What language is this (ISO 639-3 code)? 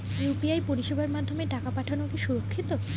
ben